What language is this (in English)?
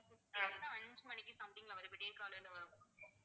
Tamil